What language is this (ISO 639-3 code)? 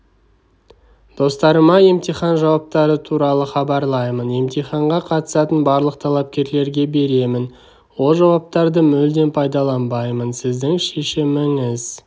kaz